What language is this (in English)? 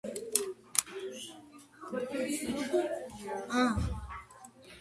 Georgian